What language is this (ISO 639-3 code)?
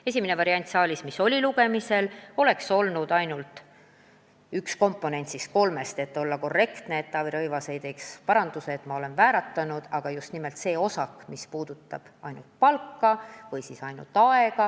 est